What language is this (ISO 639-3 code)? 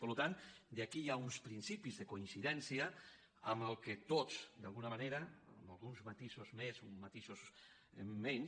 cat